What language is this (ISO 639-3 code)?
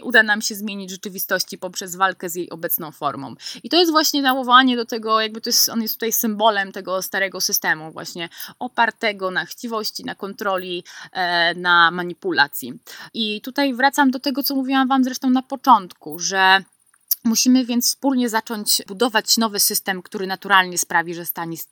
pol